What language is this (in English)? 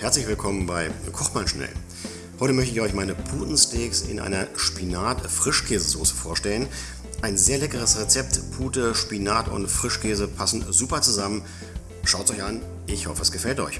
German